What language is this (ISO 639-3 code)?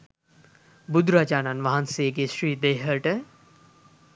sin